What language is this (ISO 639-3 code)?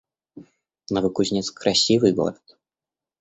rus